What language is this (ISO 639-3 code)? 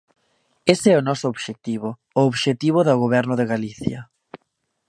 glg